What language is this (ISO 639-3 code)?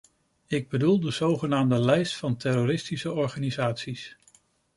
nld